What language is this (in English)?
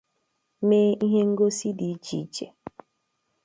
Igbo